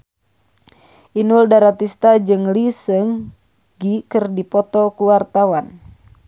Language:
Sundanese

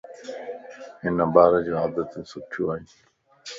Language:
Lasi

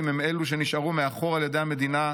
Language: Hebrew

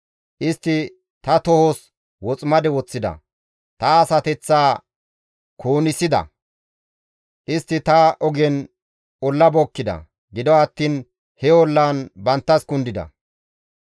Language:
Gamo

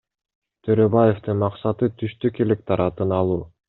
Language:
Kyrgyz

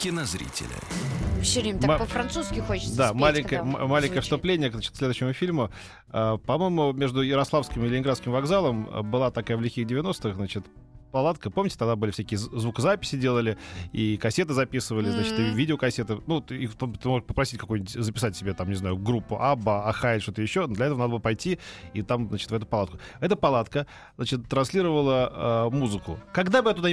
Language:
Russian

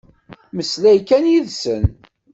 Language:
Kabyle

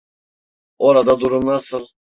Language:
Turkish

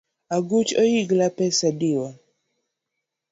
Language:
Luo (Kenya and Tanzania)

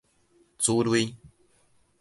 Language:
Min Nan Chinese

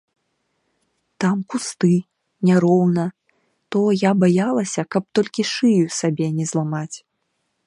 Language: Belarusian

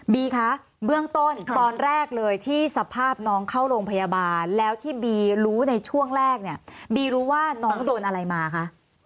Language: Thai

